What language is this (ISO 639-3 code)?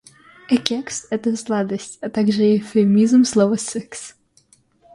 rus